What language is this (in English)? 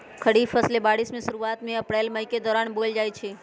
Magahi